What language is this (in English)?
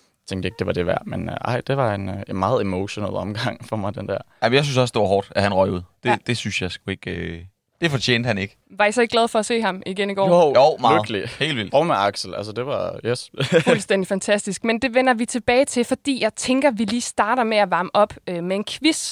Danish